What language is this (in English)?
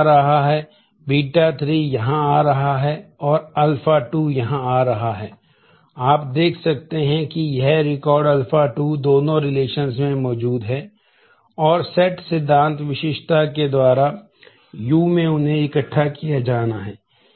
Hindi